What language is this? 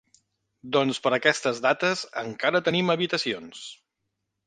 Catalan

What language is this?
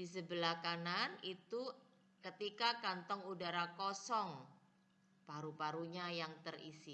Indonesian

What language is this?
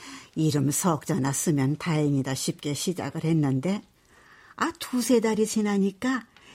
Korean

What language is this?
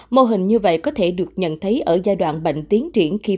Vietnamese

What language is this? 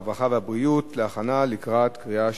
Hebrew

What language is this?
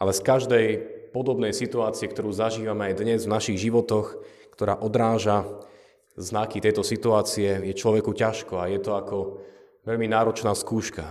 Slovak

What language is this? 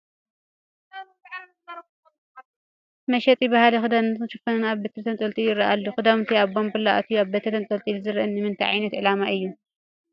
Tigrinya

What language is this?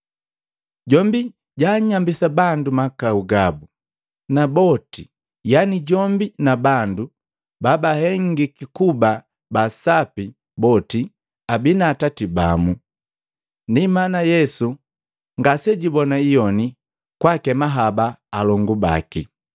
Matengo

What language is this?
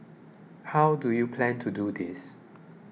English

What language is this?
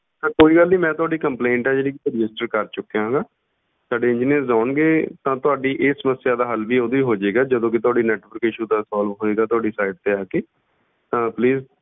Punjabi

